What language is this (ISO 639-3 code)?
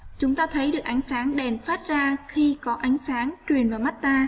vie